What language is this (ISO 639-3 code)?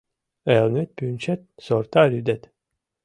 chm